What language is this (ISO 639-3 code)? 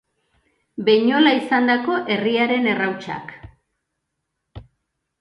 eus